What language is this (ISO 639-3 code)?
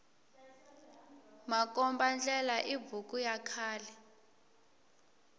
tso